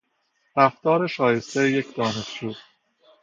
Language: Persian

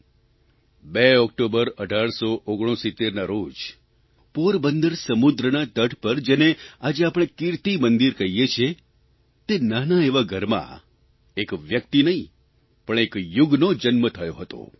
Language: Gujarati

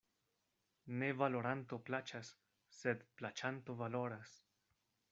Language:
Esperanto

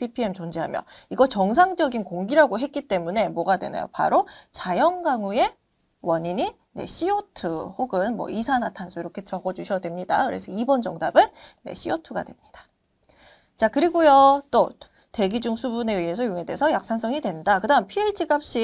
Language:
Korean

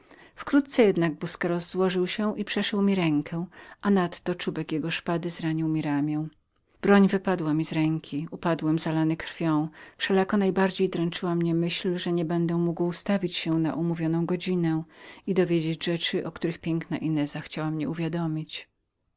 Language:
Polish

